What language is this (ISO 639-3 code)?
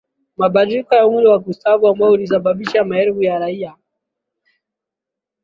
swa